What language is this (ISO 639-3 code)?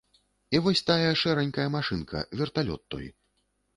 bel